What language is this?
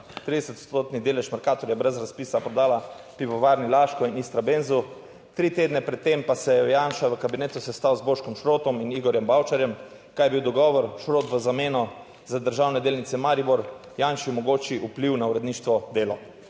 Slovenian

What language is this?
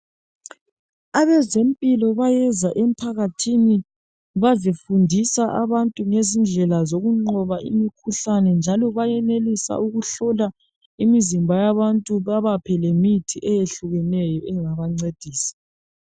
North Ndebele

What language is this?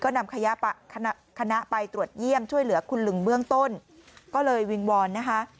Thai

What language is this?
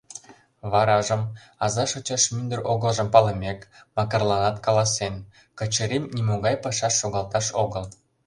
Mari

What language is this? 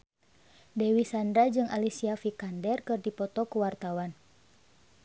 Sundanese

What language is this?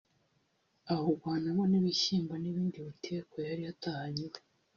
Kinyarwanda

